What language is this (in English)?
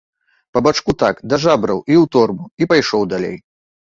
Belarusian